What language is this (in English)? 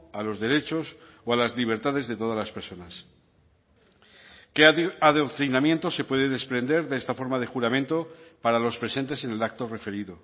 Spanish